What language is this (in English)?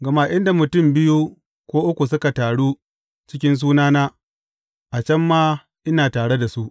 Hausa